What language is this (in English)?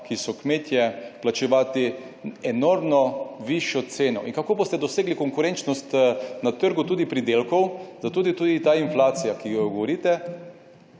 Slovenian